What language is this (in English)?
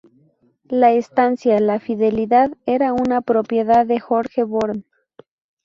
Spanish